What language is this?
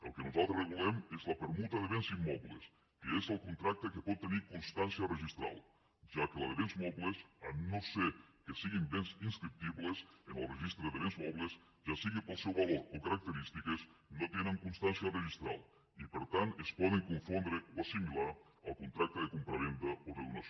Catalan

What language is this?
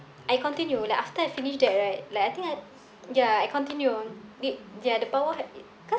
English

